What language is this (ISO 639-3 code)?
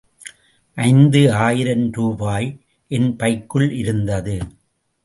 tam